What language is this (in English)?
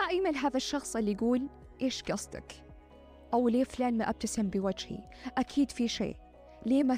Arabic